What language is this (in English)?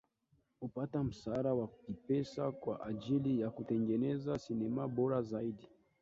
Swahili